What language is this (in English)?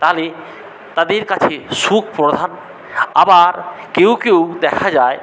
Bangla